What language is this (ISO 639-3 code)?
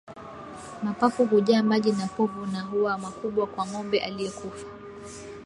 swa